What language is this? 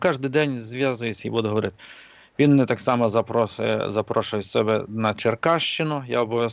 Russian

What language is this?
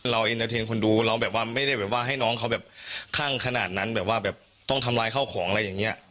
Thai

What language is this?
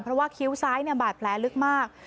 Thai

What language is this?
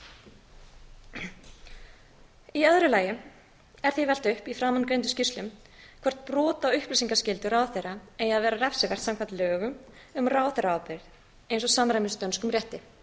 Icelandic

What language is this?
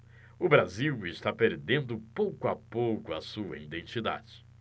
Portuguese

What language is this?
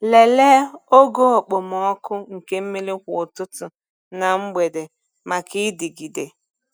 Igbo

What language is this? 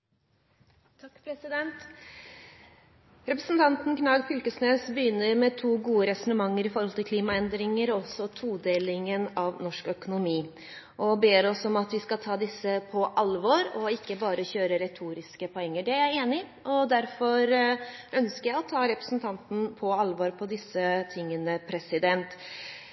Norwegian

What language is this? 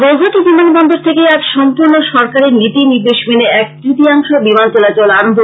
Bangla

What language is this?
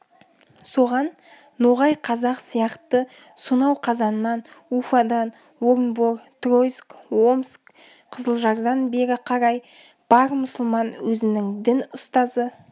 Kazakh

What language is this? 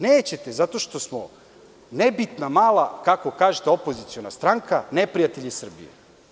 Serbian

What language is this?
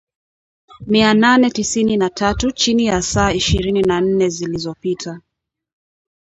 Swahili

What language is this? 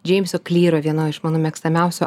Lithuanian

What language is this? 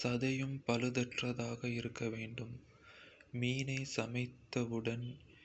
Kota (India)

